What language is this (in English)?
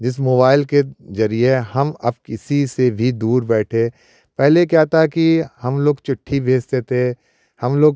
Hindi